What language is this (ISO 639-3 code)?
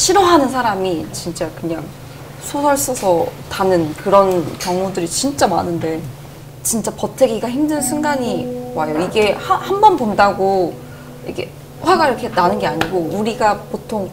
kor